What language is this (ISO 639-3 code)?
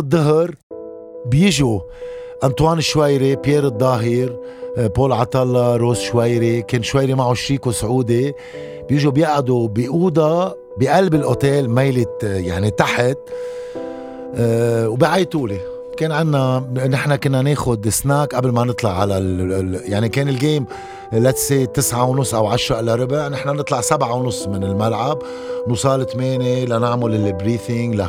ara